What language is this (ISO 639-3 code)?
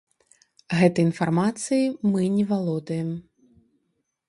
bel